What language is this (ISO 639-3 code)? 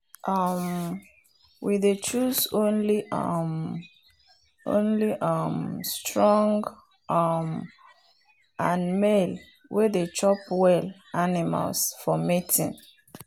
pcm